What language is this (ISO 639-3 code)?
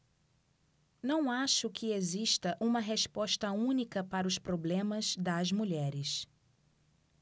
por